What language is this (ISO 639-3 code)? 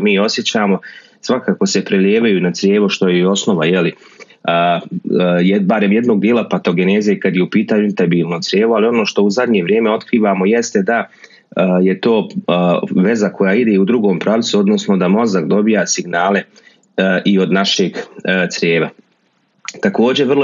hrv